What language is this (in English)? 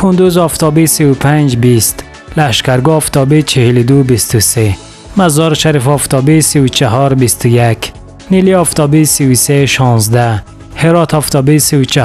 Persian